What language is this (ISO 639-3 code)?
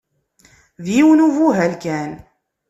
kab